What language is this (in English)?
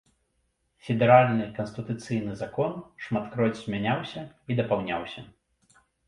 Belarusian